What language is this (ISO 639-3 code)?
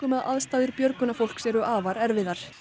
isl